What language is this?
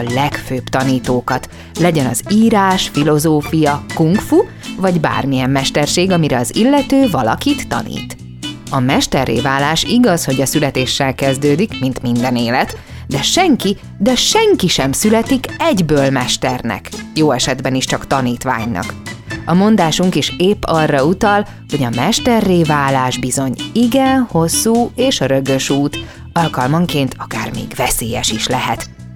Hungarian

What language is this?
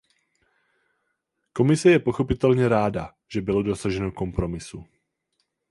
Czech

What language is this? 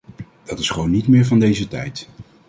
Dutch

